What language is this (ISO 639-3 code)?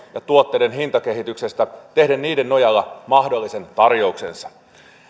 fin